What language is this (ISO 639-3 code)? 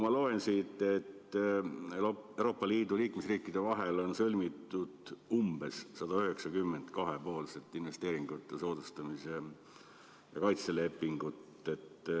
est